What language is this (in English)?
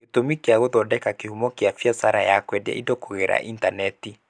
Kikuyu